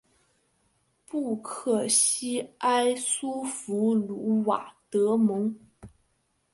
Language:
Chinese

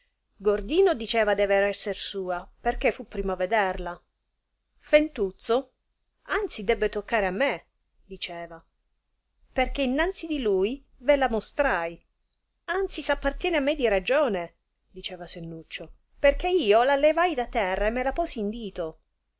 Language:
Italian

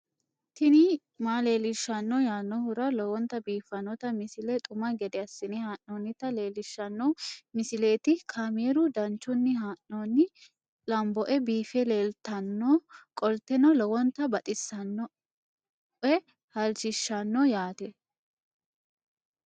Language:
Sidamo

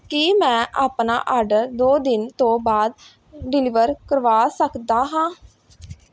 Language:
Punjabi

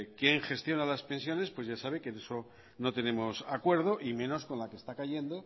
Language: Spanish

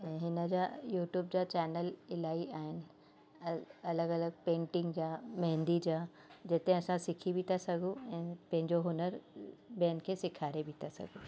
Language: Sindhi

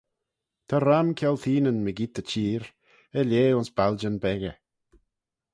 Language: Manx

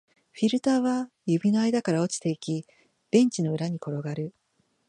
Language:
Japanese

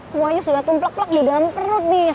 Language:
Indonesian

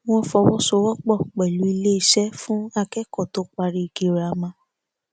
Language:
Yoruba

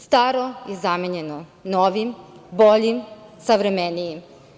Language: Serbian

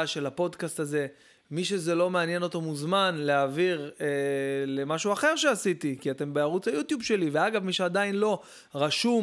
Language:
Hebrew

